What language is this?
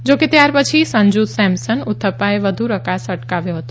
Gujarati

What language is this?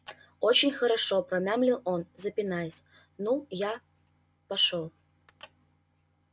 Russian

